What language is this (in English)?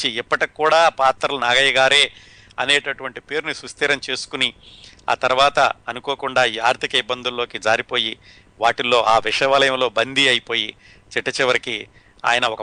Telugu